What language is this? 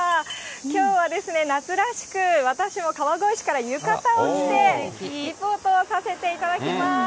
Japanese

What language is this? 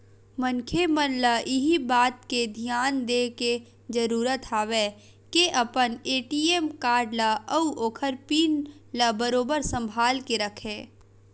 Chhattisgarhi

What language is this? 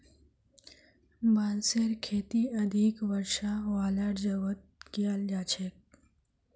Magahi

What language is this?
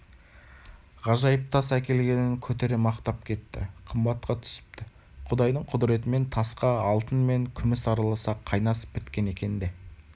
Kazakh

